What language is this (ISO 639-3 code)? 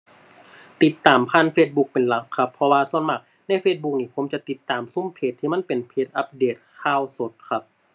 tha